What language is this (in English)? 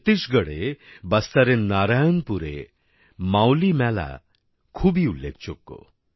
Bangla